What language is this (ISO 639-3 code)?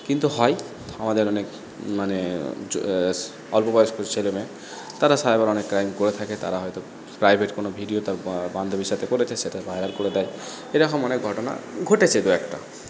ben